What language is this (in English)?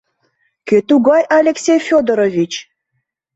Mari